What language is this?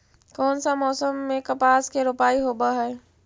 Magahi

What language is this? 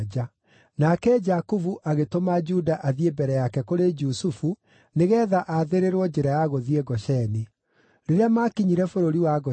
Kikuyu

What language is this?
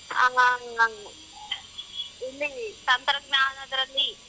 Kannada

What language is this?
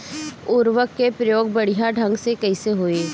Bhojpuri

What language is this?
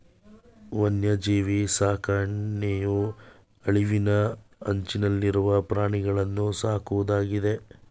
Kannada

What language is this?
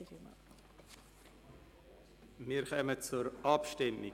Swiss German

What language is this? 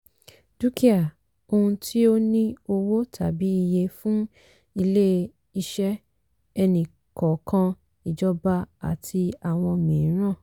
Yoruba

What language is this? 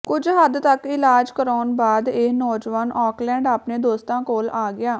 Punjabi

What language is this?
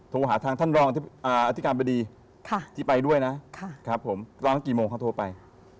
Thai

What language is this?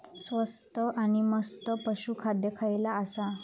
Marathi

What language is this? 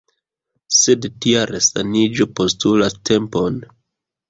Esperanto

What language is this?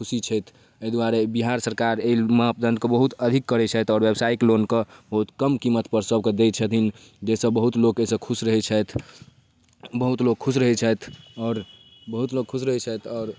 Maithili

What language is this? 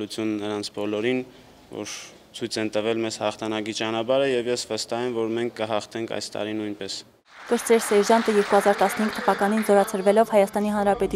Romanian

